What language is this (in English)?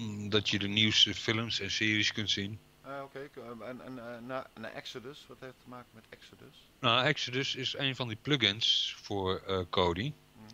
Dutch